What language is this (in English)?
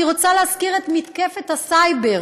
Hebrew